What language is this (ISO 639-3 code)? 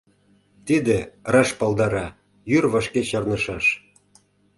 chm